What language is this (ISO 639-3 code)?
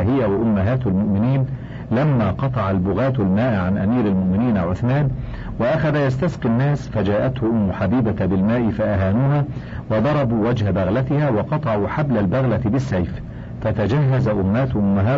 ara